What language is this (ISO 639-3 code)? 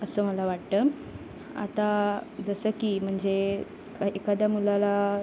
mar